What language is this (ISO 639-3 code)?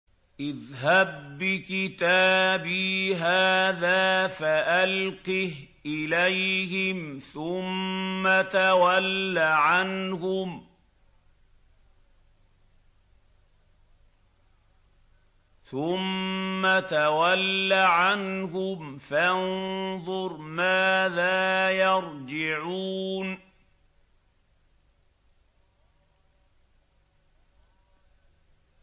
ara